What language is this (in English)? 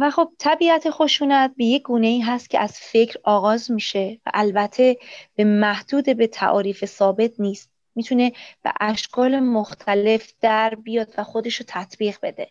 Persian